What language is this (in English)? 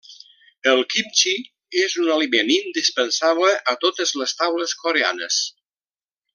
Catalan